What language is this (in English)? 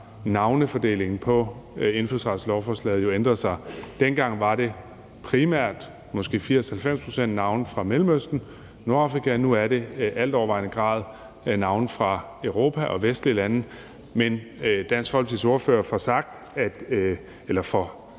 Danish